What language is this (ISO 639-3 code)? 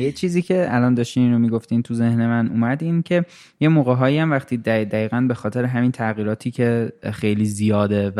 fas